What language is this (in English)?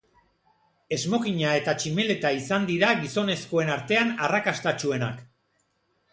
Basque